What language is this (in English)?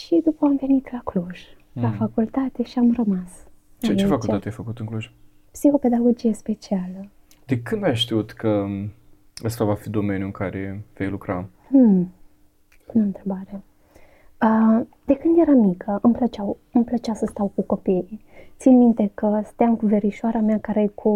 Romanian